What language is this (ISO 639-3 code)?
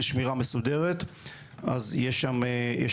heb